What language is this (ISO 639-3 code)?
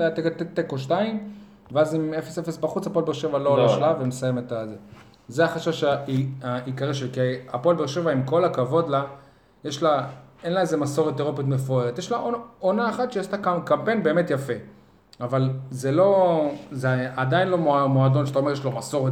heb